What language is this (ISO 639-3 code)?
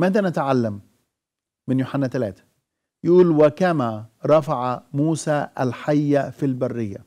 ara